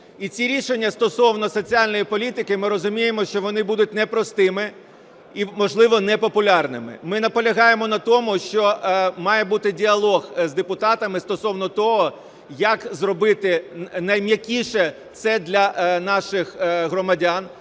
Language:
Ukrainian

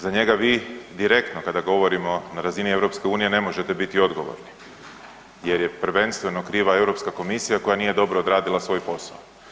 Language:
Croatian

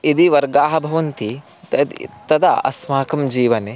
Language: Sanskrit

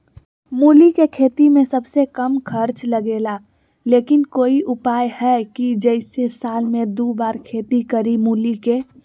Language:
Magahi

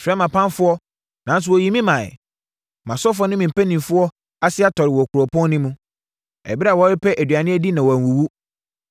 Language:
Akan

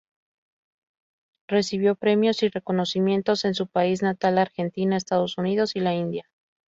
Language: Spanish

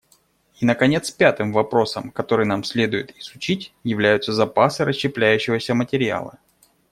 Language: Russian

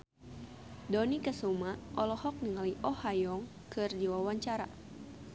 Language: Sundanese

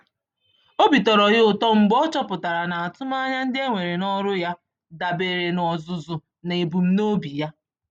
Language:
Igbo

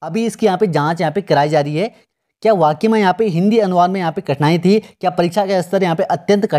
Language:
Hindi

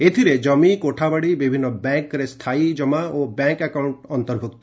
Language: Odia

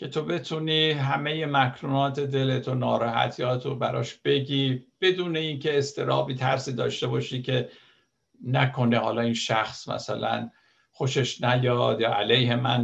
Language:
Persian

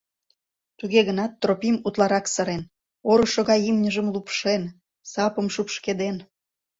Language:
Mari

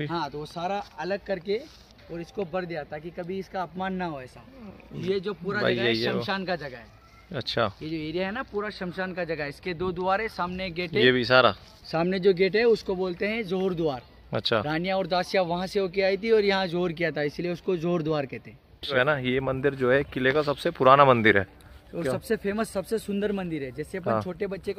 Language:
Hindi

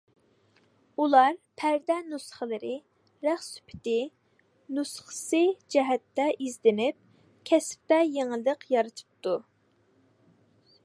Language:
Uyghur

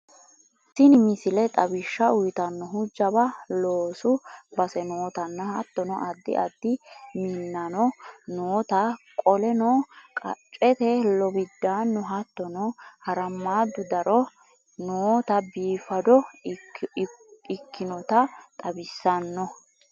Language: Sidamo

